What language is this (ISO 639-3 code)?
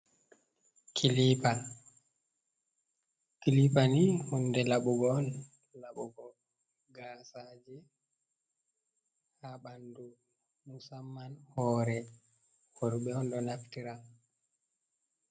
ful